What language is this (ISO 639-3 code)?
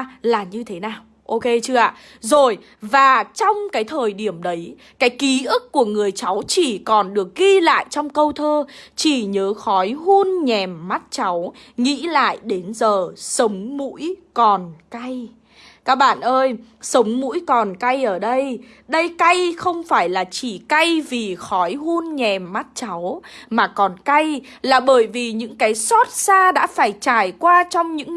vie